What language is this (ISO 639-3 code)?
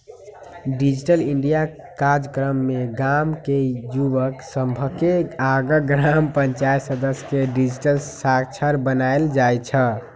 mag